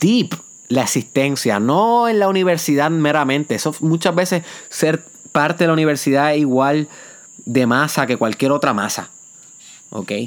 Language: Spanish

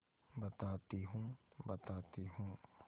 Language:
Hindi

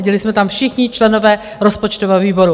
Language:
Czech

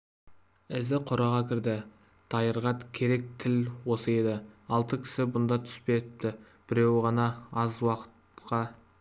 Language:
Kazakh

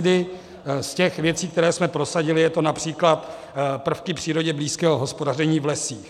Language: Czech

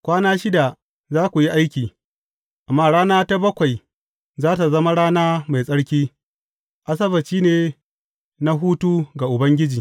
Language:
Hausa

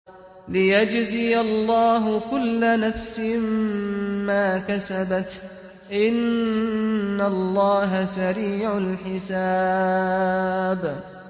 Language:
Arabic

